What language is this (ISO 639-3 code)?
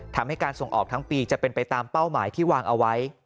tha